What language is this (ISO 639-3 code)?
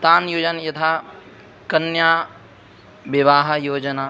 san